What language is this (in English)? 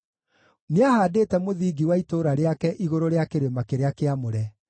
Kikuyu